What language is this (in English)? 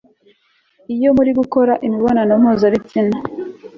Kinyarwanda